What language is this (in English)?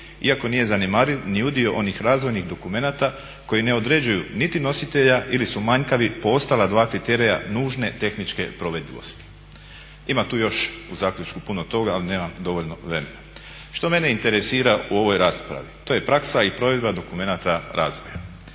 Croatian